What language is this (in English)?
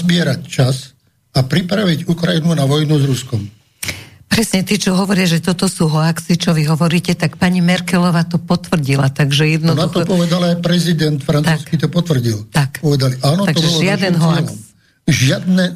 Slovak